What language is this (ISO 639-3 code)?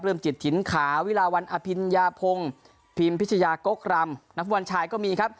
tha